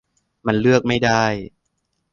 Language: Thai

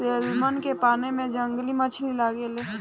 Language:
Bhojpuri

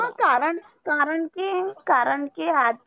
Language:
Marathi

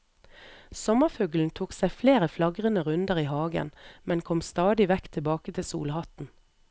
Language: Norwegian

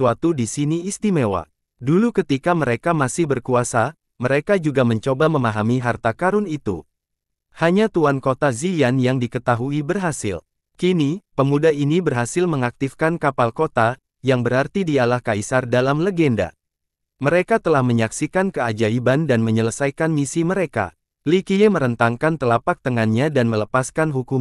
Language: Indonesian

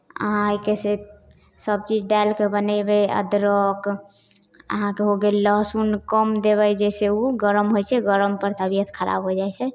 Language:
Maithili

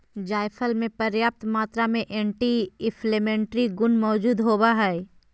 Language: Magahi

